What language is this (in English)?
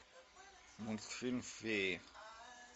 Russian